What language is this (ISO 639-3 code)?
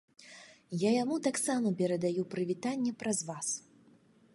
bel